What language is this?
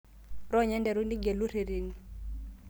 Masai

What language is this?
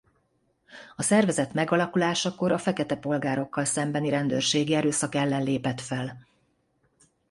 Hungarian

